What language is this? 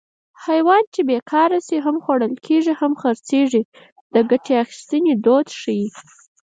Pashto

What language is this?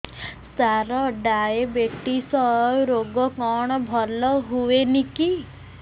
Odia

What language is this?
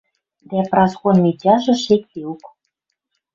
Western Mari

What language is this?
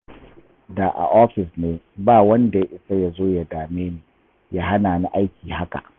Hausa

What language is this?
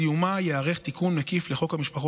Hebrew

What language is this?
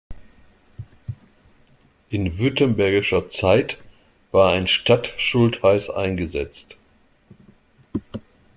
German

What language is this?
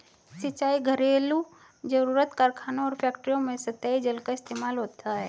Hindi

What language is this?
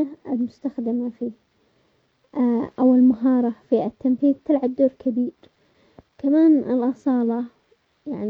Omani Arabic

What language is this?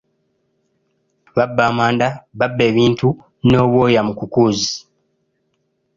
Ganda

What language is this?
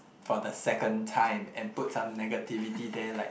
English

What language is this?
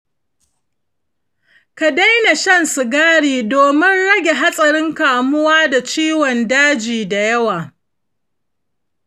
Hausa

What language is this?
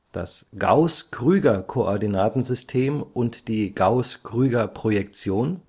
German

